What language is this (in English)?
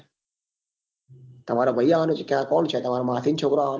Gujarati